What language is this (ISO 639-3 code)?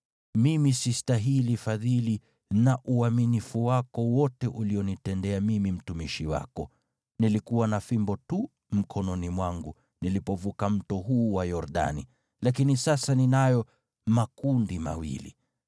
swa